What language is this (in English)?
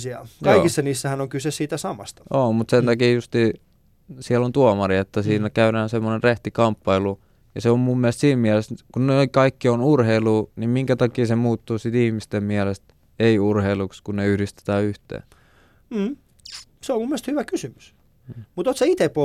Finnish